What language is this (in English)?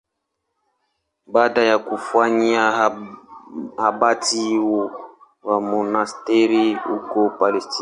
Swahili